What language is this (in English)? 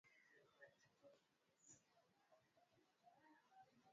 Swahili